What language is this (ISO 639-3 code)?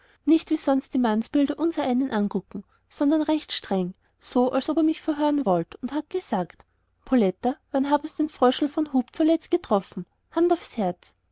deu